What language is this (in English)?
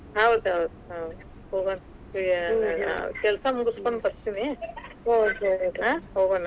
Kannada